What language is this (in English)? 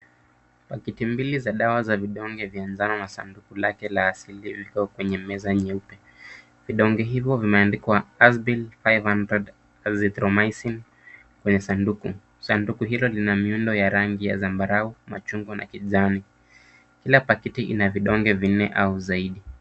Swahili